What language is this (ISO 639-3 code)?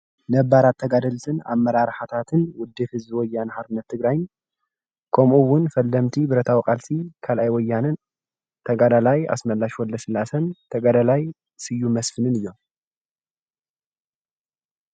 tir